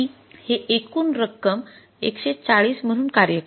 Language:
Marathi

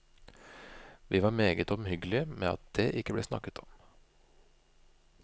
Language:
Norwegian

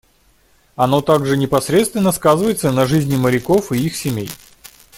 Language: Russian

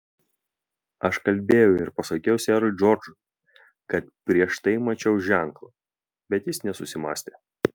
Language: Lithuanian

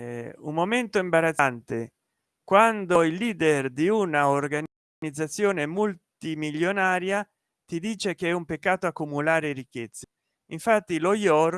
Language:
Italian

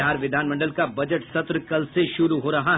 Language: Hindi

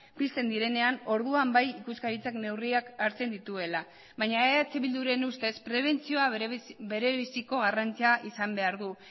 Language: Basque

